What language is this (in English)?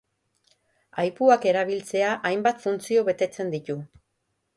Basque